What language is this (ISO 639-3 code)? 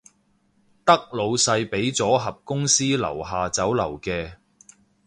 yue